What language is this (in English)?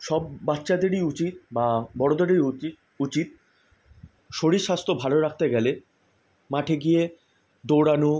Bangla